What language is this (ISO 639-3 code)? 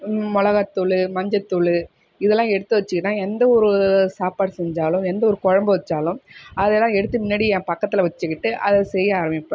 tam